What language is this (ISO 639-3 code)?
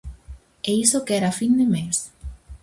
glg